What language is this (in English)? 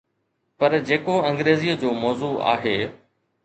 Sindhi